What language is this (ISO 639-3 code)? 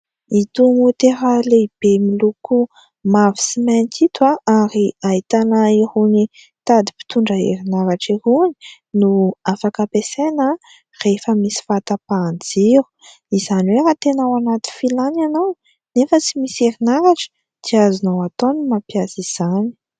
mlg